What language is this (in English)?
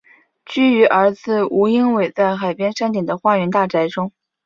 Chinese